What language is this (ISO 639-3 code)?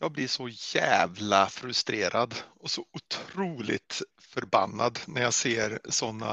swe